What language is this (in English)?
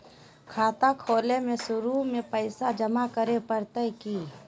Magahi